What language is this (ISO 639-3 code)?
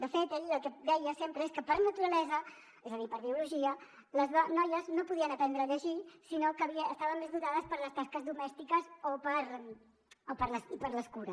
cat